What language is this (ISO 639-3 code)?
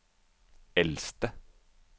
nor